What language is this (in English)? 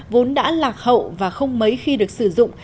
Vietnamese